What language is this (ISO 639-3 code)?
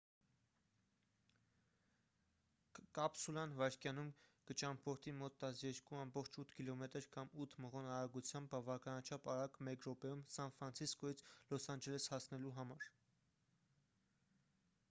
hye